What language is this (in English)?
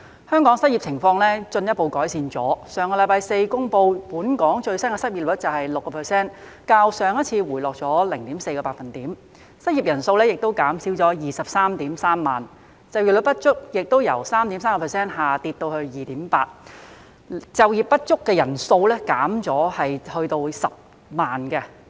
Cantonese